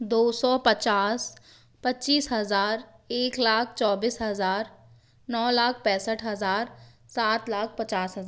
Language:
Hindi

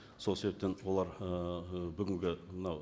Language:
Kazakh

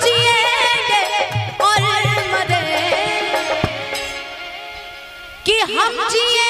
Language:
Hindi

